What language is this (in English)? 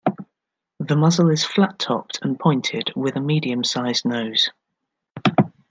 English